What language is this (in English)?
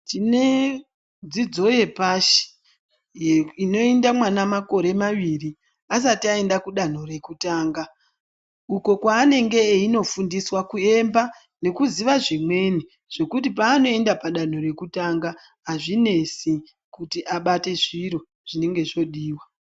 Ndau